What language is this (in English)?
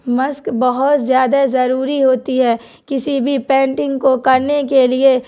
Urdu